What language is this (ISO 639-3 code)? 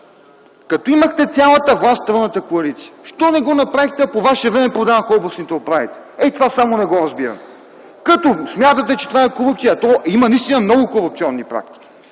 bul